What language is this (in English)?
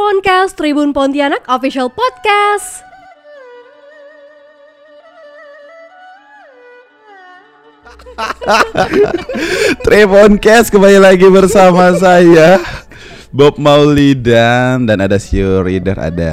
Indonesian